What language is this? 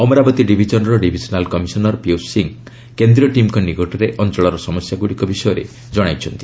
Odia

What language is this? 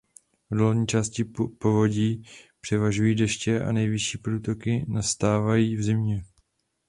Czech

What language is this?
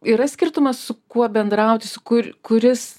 Lithuanian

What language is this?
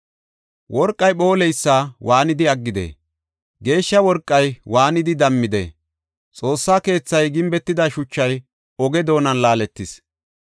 Gofa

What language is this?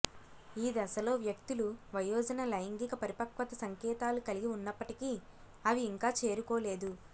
Telugu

